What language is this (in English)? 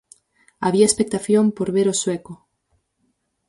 Galician